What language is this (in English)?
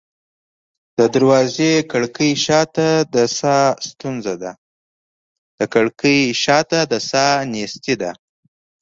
Pashto